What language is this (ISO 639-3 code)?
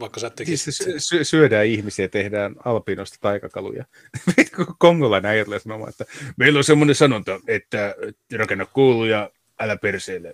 fin